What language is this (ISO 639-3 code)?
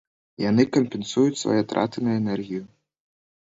bel